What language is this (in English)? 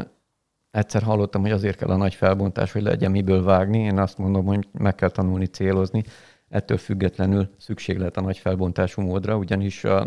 Hungarian